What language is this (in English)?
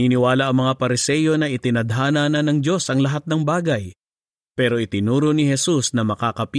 Filipino